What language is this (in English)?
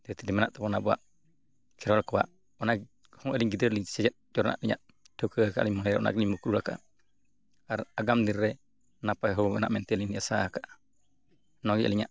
Santali